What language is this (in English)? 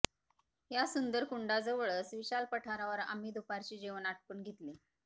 Marathi